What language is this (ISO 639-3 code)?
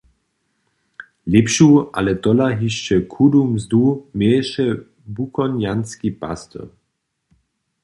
hsb